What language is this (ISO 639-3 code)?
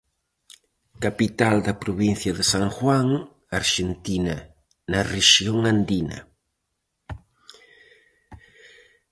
glg